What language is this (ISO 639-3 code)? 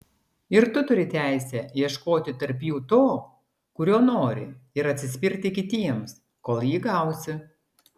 lit